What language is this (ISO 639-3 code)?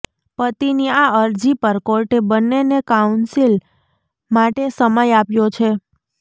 guj